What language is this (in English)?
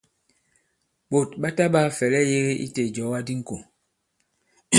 Bankon